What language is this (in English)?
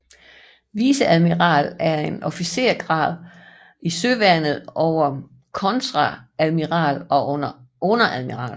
Danish